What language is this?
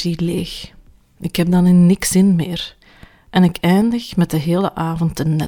Dutch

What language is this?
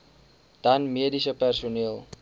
Afrikaans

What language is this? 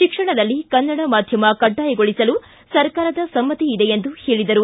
Kannada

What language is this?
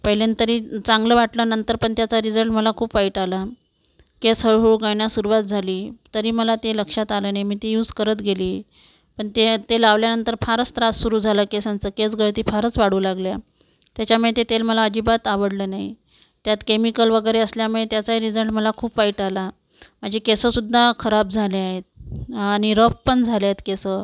Marathi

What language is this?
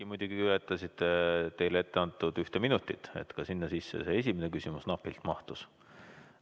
Estonian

